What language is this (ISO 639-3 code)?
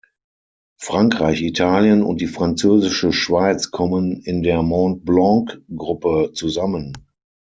deu